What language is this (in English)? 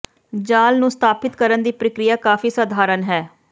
Punjabi